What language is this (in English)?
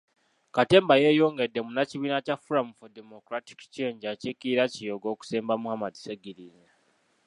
Ganda